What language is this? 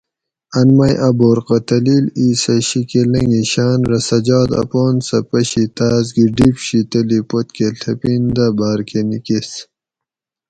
Gawri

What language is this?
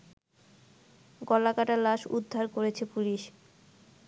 Bangla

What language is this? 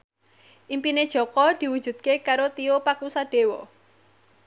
Javanese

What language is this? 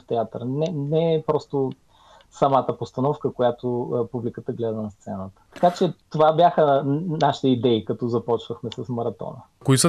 Bulgarian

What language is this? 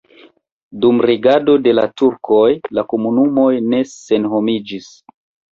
Esperanto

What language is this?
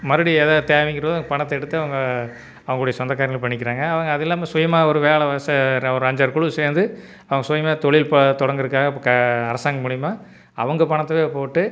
Tamil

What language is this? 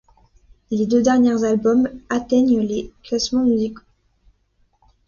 French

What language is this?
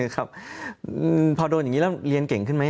Thai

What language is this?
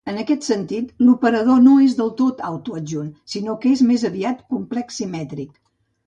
Catalan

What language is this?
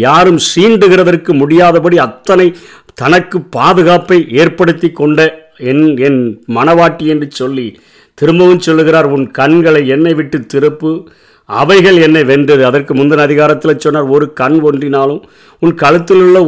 Tamil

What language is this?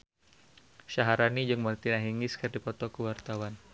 Sundanese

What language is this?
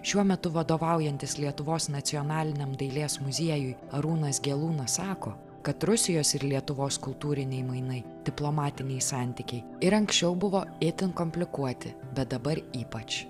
Lithuanian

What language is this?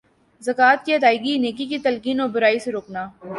Urdu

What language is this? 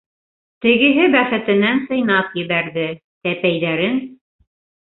Bashkir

